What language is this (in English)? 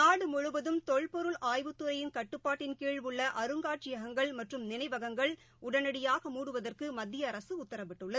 Tamil